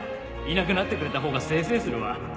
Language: Japanese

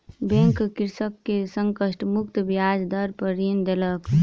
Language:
Maithili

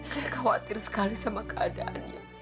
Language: Indonesian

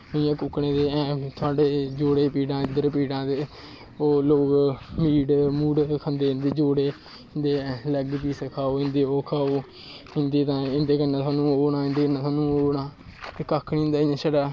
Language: Dogri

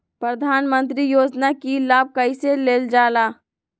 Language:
Magahi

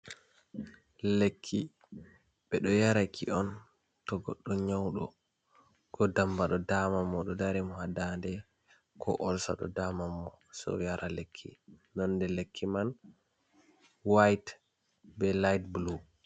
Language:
Fula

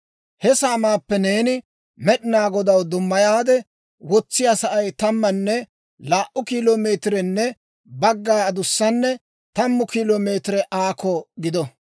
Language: Dawro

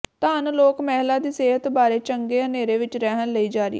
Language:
Punjabi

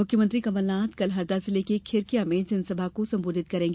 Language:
Hindi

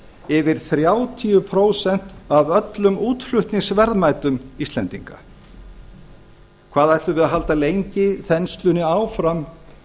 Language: Icelandic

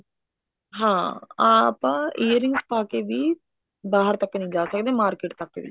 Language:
Punjabi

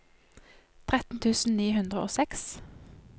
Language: Norwegian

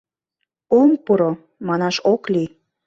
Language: Mari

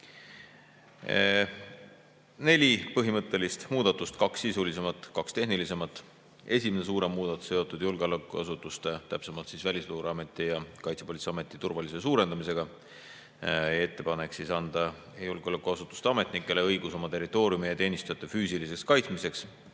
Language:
Estonian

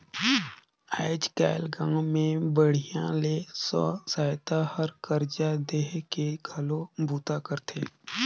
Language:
Chhattisgarhi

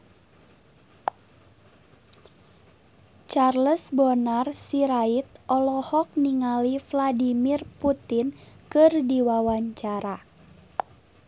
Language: Sundanese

